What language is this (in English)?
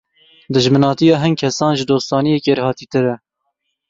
Kurdish